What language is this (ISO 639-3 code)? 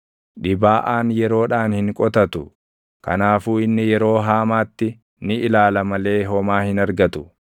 orm